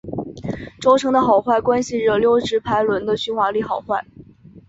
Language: Chinese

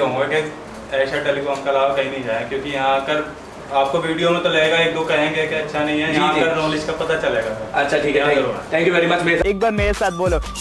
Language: Hindi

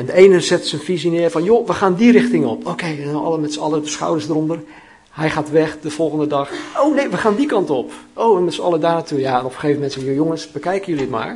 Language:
Dutch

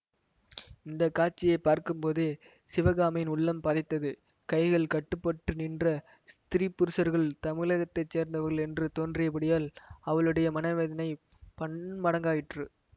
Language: Tamil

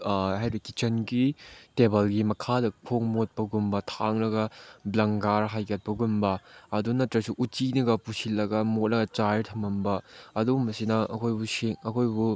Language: Manipuri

